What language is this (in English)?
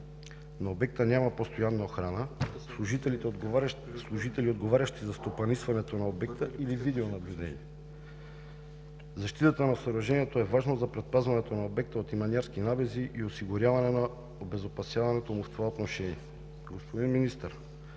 Bulgarian